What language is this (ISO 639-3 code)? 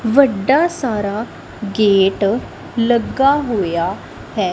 pan